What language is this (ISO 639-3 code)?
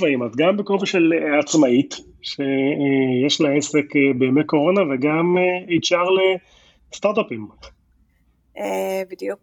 heb